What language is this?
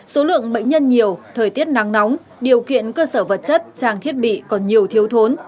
Vietnamese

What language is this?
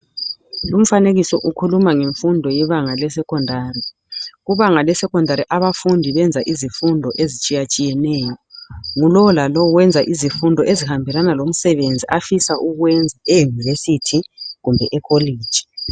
North Ndebele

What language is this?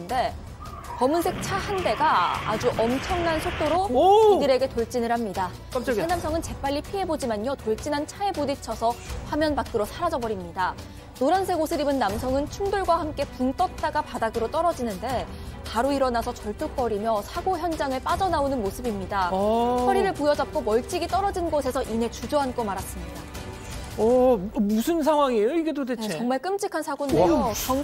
Korean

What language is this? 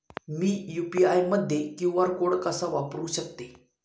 Marathi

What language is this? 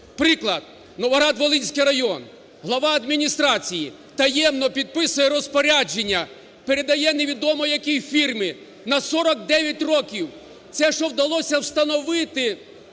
Ukrainian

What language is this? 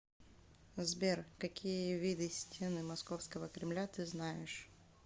Russian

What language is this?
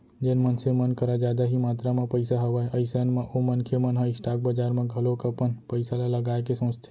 Chhattisgarhi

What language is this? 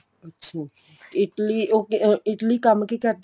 Punjabi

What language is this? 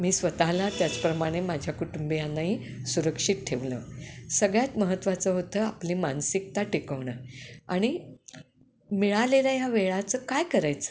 Marathi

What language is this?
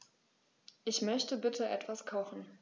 German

